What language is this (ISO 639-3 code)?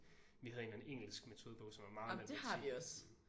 dan